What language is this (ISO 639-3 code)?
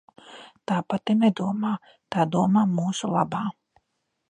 lav